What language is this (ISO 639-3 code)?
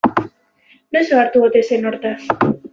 eus